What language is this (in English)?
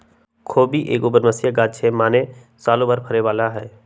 Magahi